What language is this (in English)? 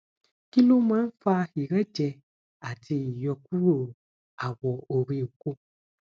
Yoruba